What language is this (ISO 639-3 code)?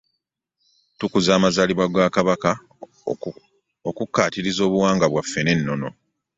lug